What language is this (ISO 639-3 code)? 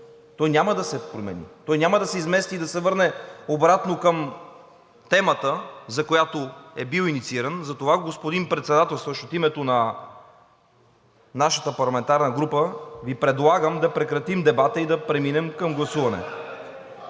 bul